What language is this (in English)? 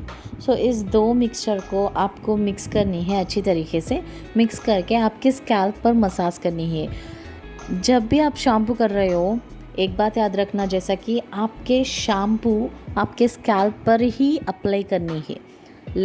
Hindi